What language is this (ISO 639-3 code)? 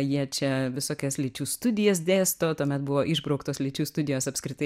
lit